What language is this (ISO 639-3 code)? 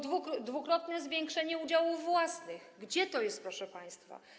pol